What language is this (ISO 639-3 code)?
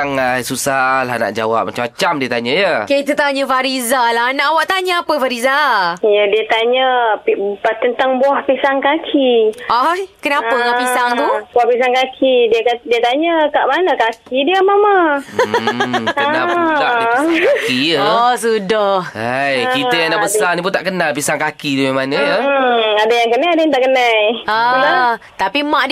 msa